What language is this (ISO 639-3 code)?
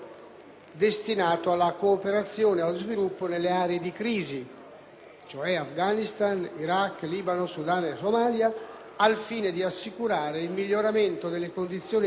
ita